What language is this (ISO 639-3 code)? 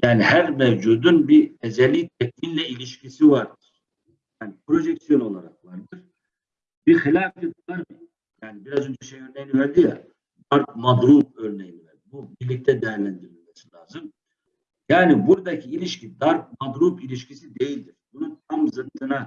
tur